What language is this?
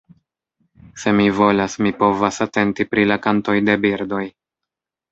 Esperanto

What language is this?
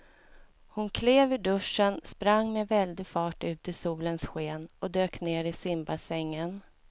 Swedish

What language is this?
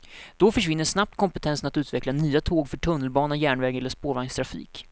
Swedish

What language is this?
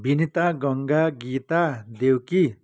Nepali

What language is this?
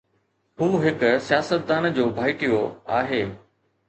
Sindhi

